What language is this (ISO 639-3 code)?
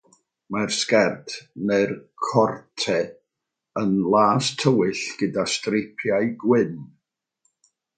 cym